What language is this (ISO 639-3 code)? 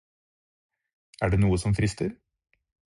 nob